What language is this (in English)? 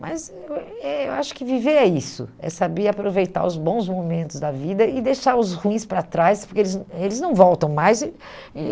Portuguese